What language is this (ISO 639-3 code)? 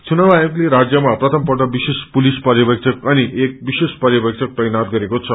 nep